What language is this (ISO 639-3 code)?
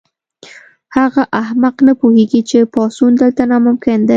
pus